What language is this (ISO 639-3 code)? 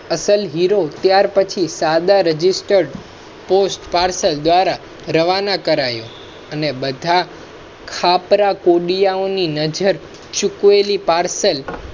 guj